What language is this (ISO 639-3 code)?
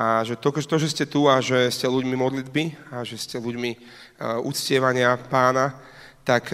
slk